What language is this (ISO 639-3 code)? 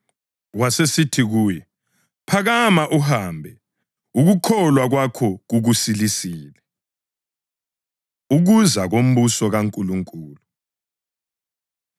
nde